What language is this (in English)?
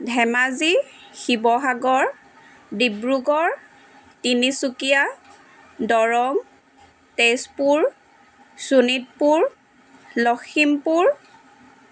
Assamese